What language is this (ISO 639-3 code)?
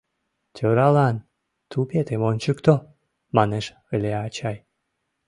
chm